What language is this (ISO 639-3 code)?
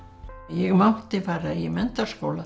isl